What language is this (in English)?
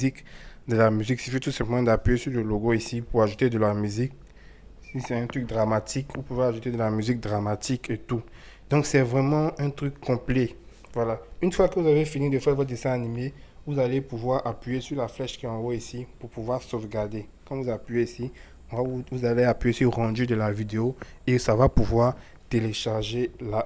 French